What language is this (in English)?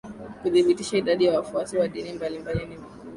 Swahili